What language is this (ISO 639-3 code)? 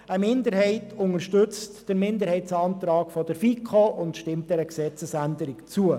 gsw